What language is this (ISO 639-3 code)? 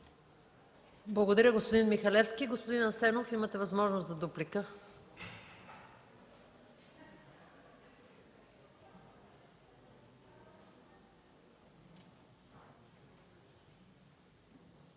bul